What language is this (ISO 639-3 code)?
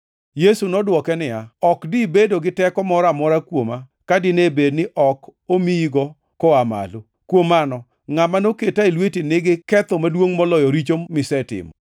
luo